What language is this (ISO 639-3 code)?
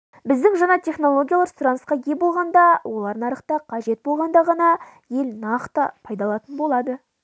kaz